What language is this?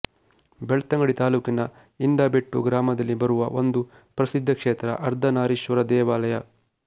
Kannada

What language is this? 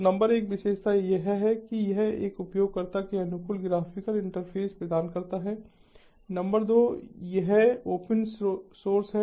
Hindi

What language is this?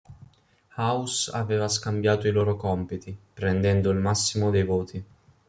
Italian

